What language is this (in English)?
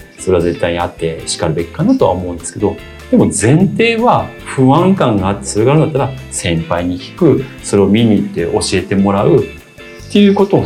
Japanese